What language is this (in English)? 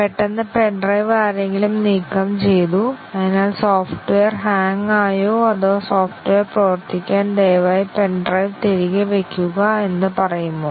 Malayalam